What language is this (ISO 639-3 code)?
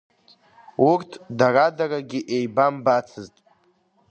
abk